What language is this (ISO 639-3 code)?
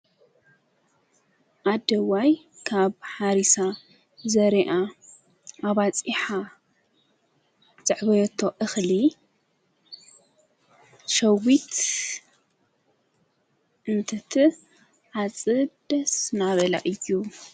tir